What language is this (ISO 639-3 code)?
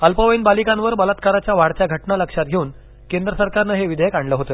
mar